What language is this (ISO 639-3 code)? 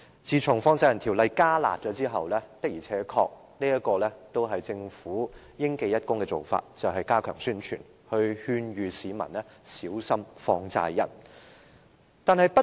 yue